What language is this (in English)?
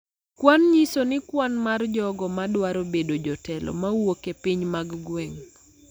Luo (Kenya and Tanzania)